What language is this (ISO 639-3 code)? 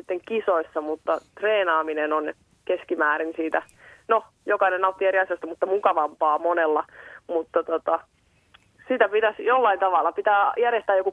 fin